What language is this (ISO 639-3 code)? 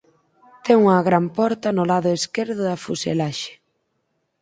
glg